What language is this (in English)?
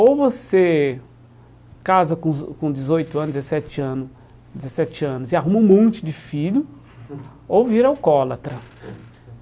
Portuguese